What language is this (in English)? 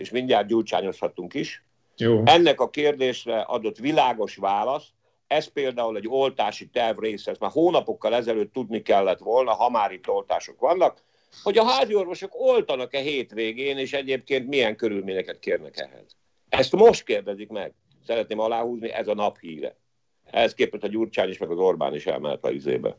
Hungarian